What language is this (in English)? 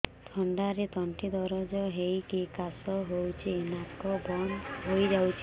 Odia